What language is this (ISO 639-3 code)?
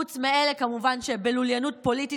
heb